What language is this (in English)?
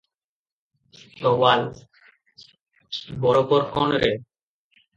Odia